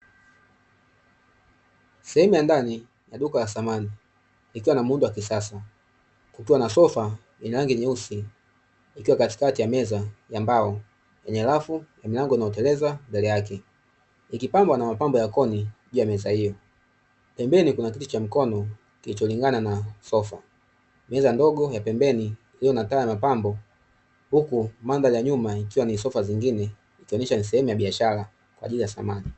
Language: Swahili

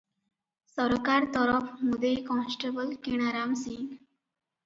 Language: Odia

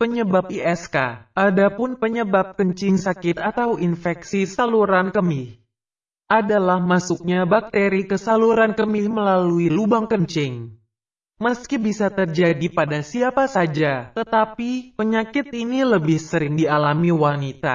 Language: Indonesian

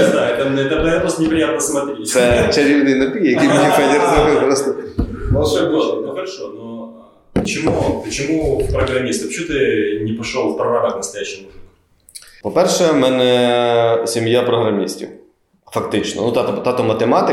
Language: Ukrainian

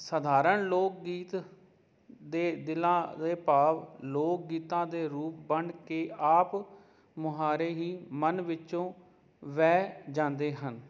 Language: Punjabi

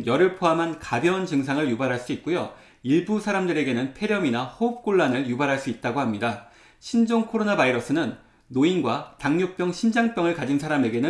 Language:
Korean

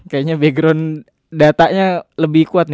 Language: Indonesian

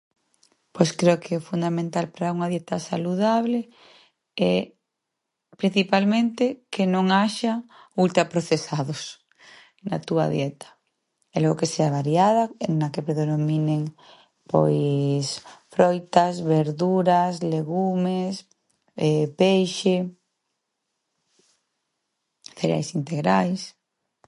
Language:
Galician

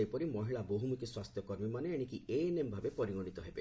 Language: Odia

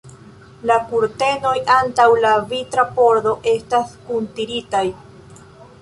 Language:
Esperanto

